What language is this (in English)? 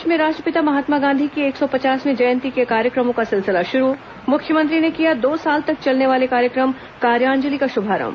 Hindi